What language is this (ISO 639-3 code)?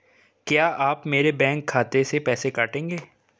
hin